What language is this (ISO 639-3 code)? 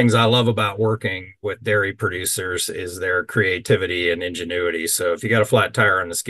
eng